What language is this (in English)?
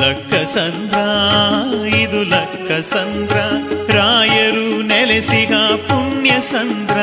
Kannada